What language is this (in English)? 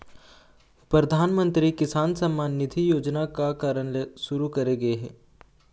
Chhattisgarhi